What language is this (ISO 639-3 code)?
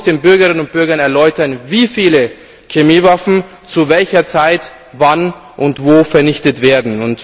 deu